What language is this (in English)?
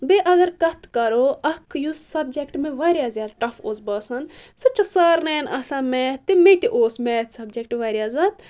Kashmiri